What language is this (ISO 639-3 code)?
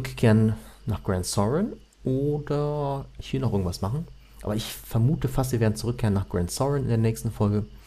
deu